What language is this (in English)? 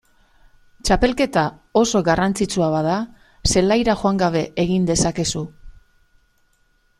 Basque